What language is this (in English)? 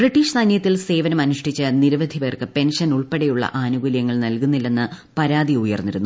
Malayalam